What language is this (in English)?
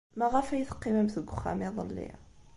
Kabyle